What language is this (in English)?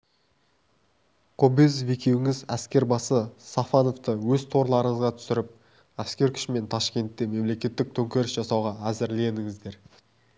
Kazakh